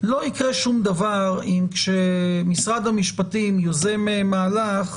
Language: Hebrew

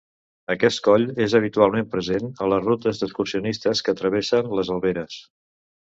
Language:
Catalan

